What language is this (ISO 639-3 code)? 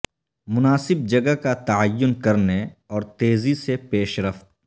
urd